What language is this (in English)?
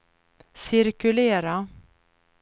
Swedish